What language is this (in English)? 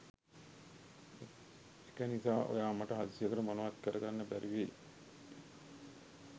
Sinhala